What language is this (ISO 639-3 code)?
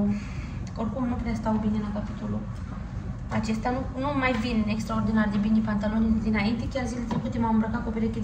ron